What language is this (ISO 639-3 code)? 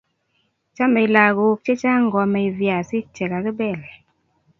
kln